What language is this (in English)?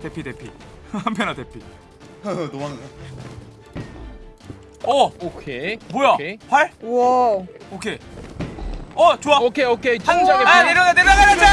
Korean